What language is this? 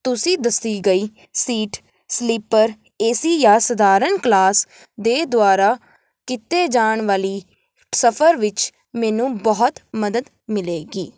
Punjabi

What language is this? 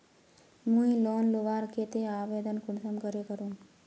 Magahi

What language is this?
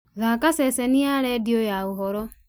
Kikuyu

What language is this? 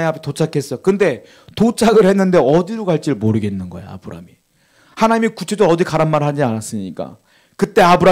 Korean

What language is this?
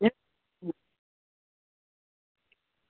Gujarati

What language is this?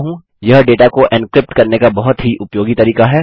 Hindi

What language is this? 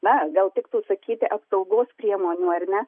Lithuanian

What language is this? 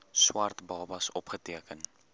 Afrikaans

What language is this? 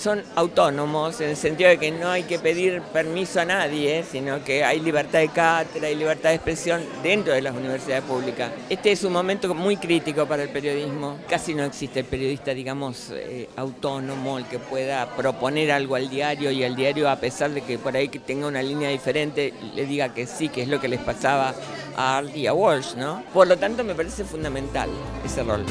Spanish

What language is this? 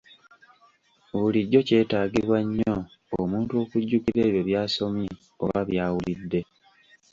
Ganda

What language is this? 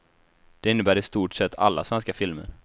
Swedish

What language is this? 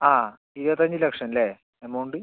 Malayalam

